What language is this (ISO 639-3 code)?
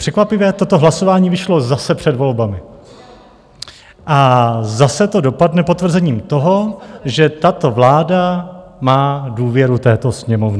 ces